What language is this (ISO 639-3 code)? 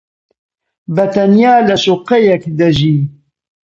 ckb